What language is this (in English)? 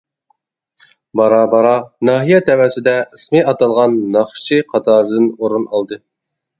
Uyghur